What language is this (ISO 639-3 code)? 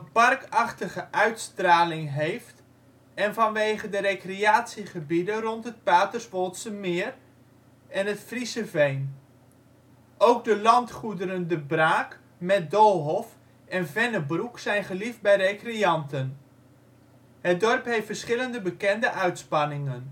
nld